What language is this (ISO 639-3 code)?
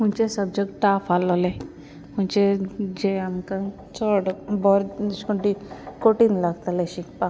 kok